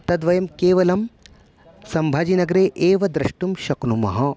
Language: Sanskrit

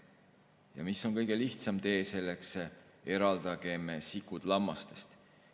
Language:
Estonian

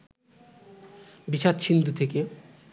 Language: Bangla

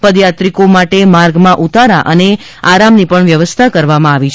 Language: Gujarati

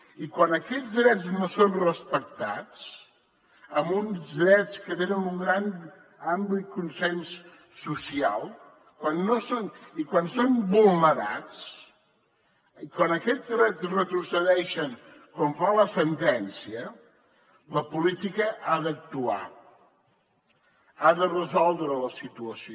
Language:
Catalan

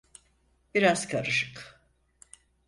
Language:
Turkish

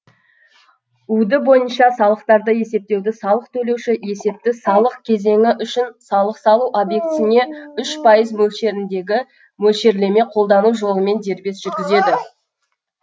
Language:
Kazakh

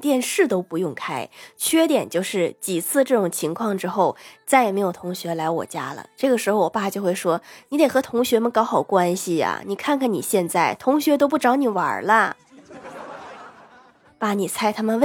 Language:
Chinese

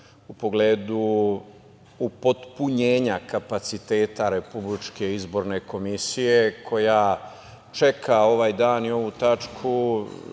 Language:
Serbian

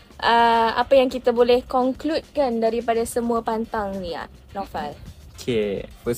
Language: Malay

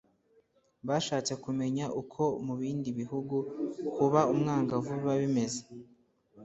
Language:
Kinyarwanda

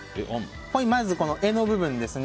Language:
Japanese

